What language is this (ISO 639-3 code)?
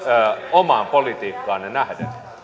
fin